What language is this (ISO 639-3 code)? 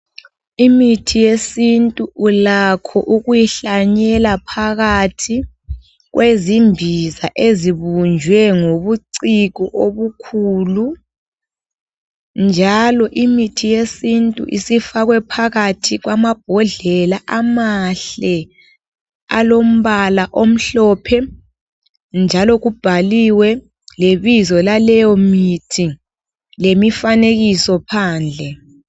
nde